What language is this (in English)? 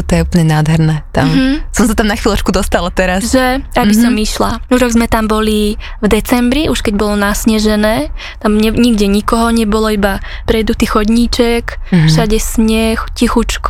Slovak